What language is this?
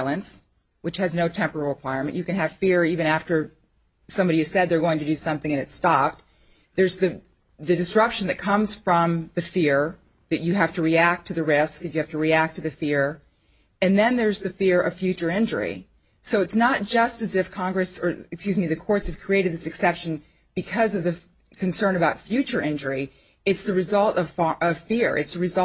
English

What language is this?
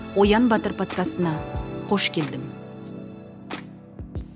Kazakh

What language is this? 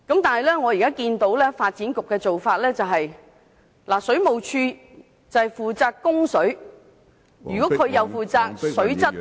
Cantonese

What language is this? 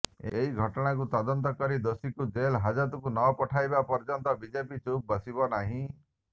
Odia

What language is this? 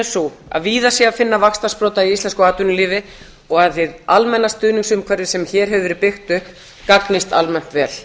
Icelandic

